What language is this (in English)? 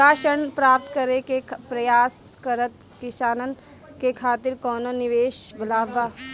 Bhojpuri